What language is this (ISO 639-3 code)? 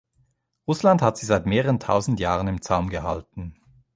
deu